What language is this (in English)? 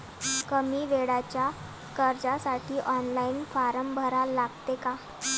Marathi